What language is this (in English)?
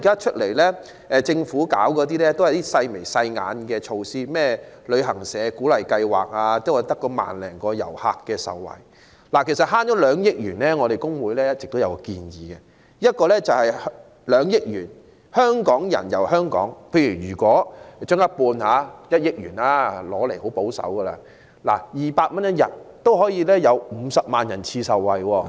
Cantonese